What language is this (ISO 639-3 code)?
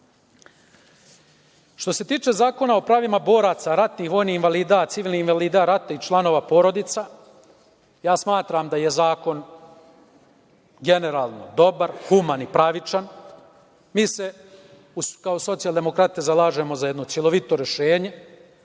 srp